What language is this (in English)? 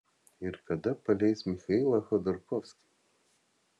Lithuanian